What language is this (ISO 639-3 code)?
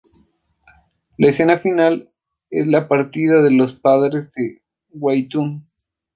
spa